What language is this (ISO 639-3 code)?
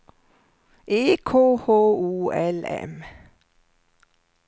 swe